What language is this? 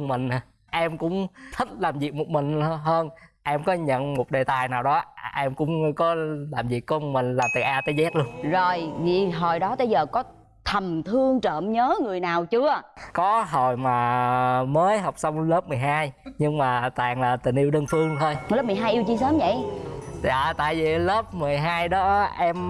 Vietnamese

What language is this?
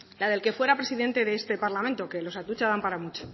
Spanish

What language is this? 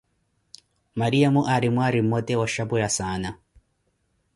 Koti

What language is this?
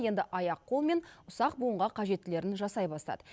Kazakh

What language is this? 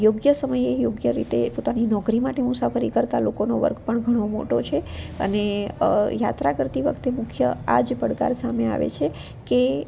Gujarati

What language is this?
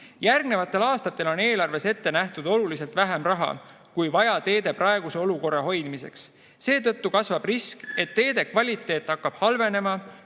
Estonian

